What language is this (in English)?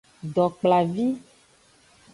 Aja (Benin)